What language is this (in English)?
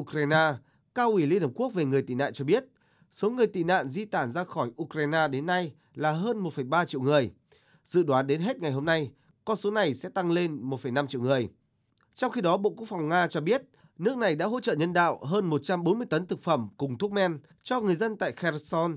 Vietnamese